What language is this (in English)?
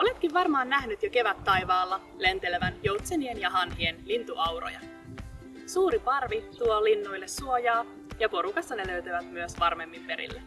Finnish